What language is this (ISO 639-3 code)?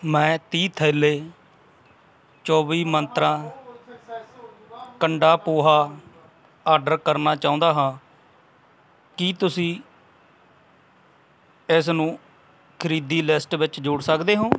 pan